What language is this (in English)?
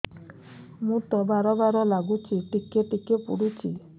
Odia